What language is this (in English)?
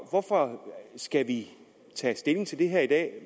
Danish